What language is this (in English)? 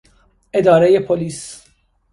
Persian